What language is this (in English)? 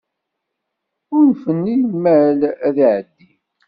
Kabyle